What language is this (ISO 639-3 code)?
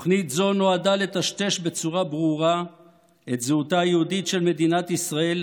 heb